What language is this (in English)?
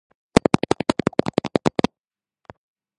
Georgian